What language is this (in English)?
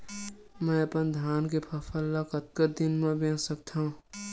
Chhattisgarhi